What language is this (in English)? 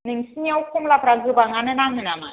Bodo